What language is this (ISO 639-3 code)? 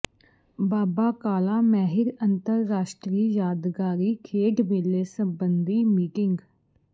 pan